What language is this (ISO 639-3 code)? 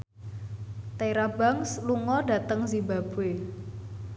jav